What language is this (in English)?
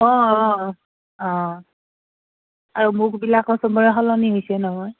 Assamese